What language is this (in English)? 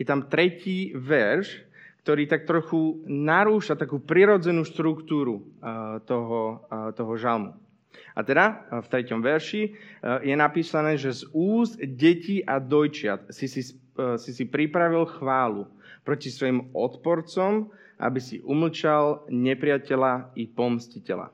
Slovak